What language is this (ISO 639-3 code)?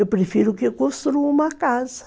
por